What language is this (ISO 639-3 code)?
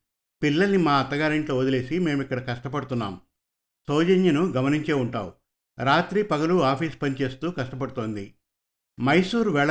tel